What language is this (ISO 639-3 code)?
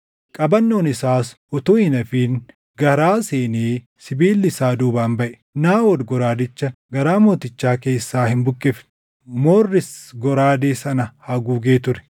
orm